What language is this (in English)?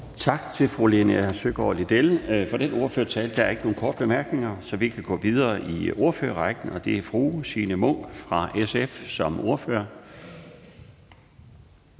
Danish